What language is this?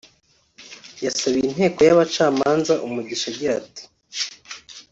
Kinyarwanda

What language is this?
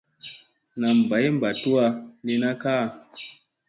Musey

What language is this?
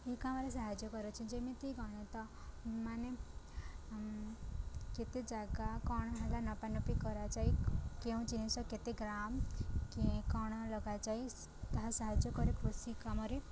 Odia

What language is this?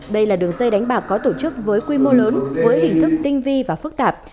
Vietnamese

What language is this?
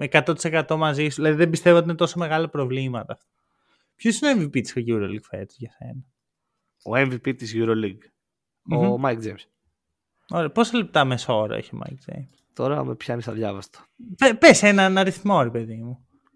Greek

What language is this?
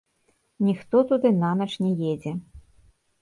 Belarusian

